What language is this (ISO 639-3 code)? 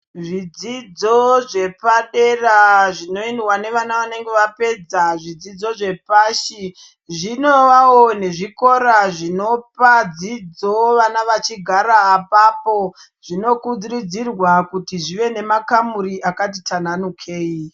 ndc